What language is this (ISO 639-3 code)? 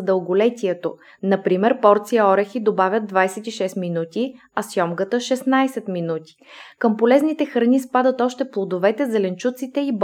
bul